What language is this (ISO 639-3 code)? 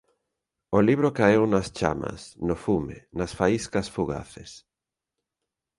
glg